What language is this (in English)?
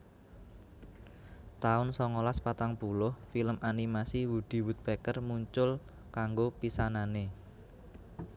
Javanese